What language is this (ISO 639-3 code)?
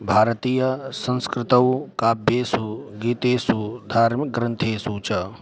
san